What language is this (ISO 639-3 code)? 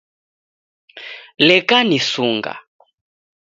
dav